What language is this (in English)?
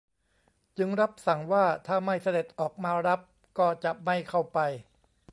Thai